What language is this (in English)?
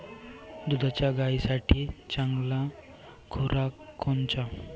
Marathi